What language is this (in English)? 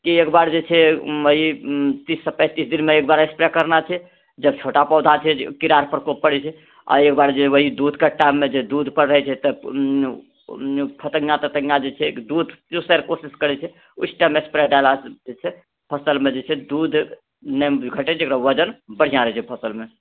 Maithili